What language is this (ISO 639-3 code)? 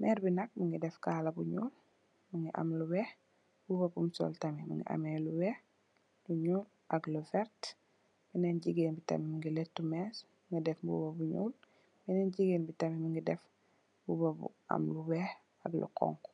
wol